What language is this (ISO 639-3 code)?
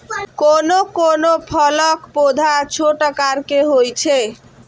mai